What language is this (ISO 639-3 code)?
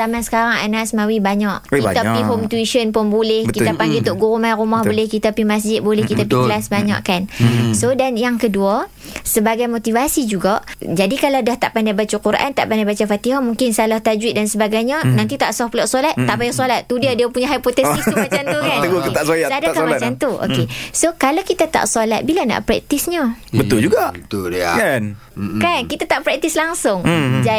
msa